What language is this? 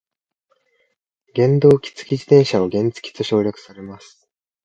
Japanese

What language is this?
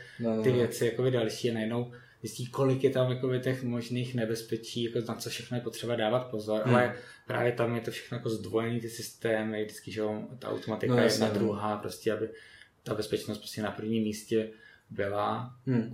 Czech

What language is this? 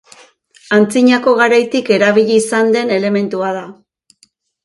Basque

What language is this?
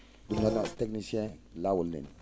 Fula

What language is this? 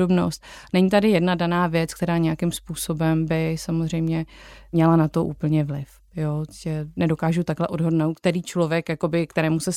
Czech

